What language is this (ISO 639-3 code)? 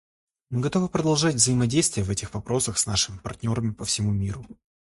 rus